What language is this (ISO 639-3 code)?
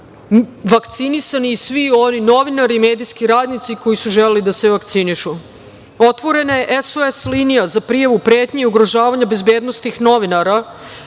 srp